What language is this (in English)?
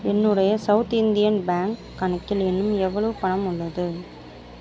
Tamil